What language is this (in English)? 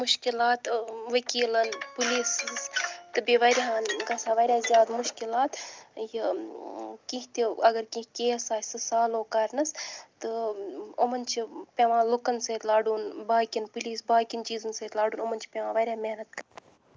Kashmiri